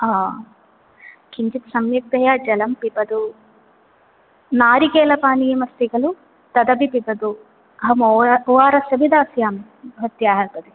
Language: Sanskrit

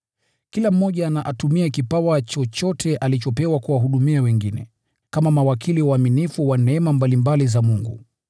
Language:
Swahili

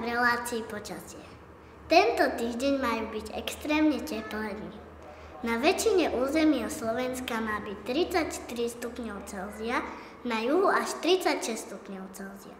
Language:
Slovak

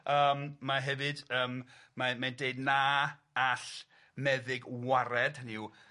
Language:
Welsh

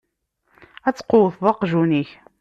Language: Kabyle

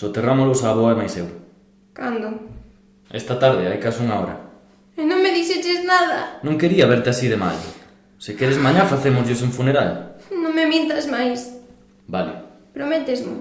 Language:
Spanish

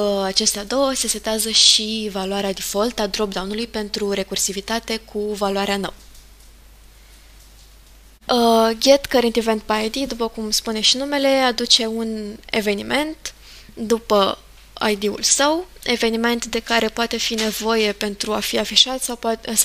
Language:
Romanian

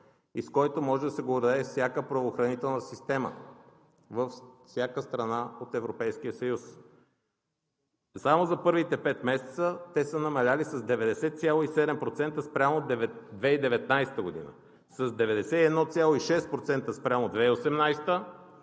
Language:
Bulgarian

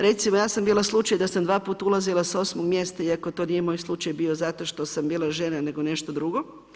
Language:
Croatian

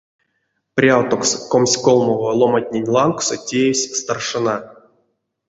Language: Erzya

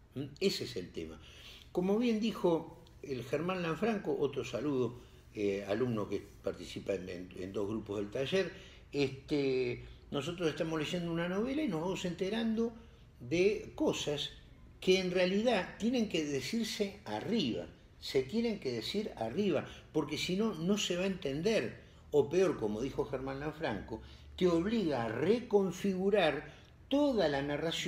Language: Spanish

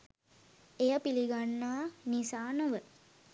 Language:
Sinhala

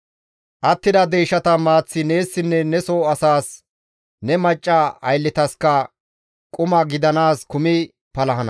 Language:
Gamo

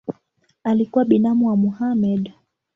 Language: Swahili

